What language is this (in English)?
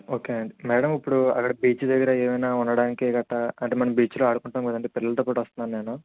Telugu